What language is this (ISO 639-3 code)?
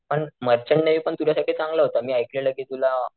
mar